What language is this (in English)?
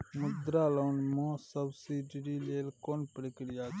Maithili